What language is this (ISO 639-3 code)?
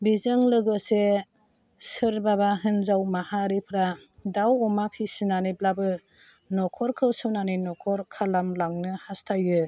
brx